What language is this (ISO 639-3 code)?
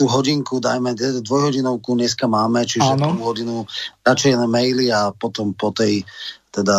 slk